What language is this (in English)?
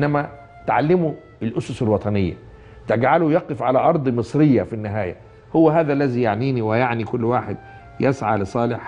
Arabic